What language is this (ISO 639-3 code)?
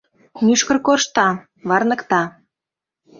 chm